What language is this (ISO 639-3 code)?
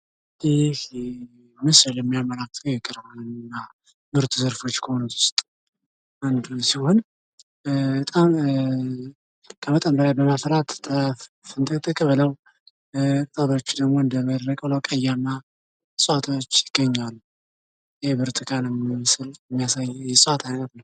amh